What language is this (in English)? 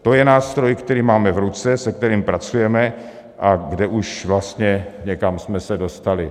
Czech